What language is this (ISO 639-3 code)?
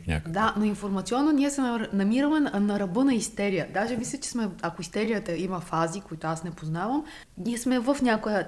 bul